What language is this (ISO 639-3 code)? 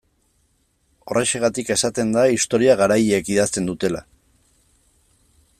eus